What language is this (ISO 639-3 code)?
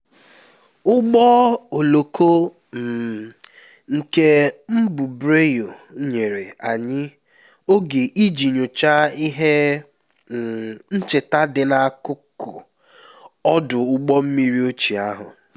ibo